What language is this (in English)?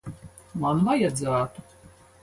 Latvian